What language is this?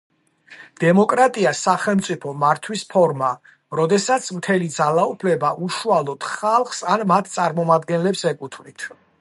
Georgian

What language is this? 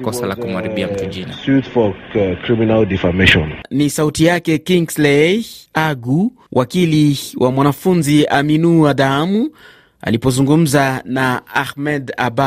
Swahili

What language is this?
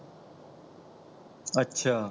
Punjabi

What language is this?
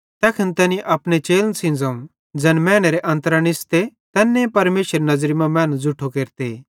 Bhadrawahi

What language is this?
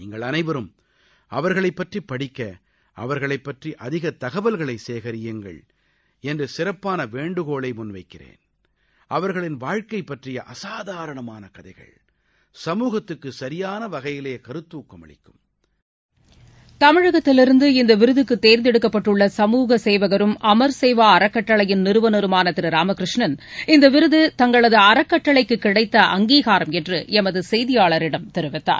Tamil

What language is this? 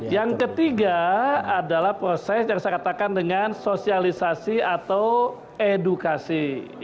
Indonesian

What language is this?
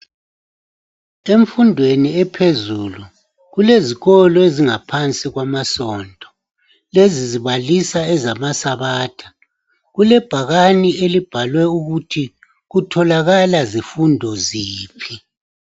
North Ndebele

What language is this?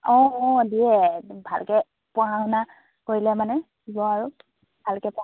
Assamese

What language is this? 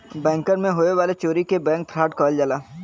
Bhojpuri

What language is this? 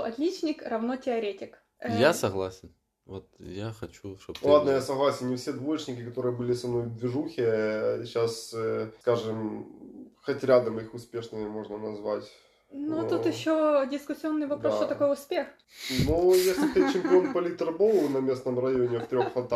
Russian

